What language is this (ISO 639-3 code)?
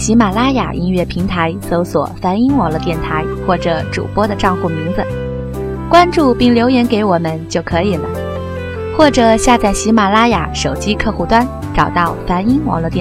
zho